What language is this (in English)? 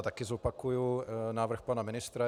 Czech